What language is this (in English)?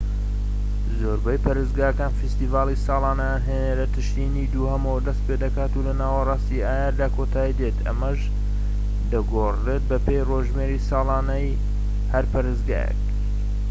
Central Kurdish